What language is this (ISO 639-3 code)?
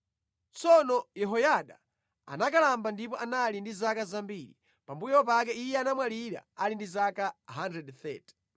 nya